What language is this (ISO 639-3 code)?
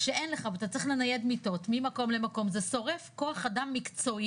heb